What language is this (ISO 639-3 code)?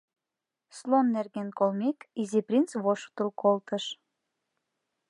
chm